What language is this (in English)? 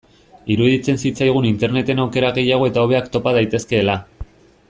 Basque